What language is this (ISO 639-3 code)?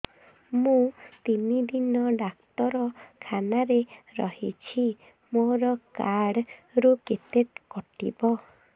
ori